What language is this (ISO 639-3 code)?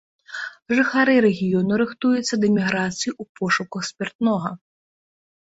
bel